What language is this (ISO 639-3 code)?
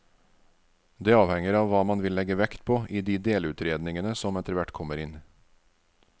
nor